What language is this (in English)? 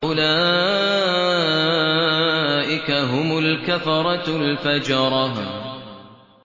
Arabic